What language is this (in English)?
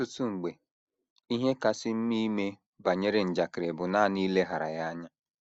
Igbo